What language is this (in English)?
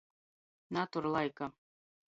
Latgalian